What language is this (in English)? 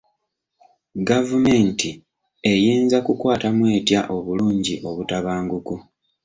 Ganda